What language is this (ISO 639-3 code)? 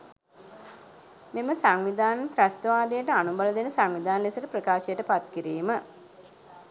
sin